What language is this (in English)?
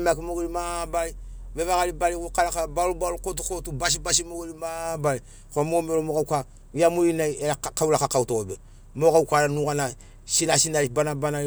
Sinaugoro